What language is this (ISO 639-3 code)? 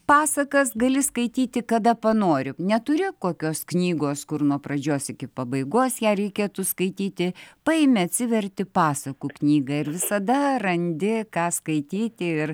lit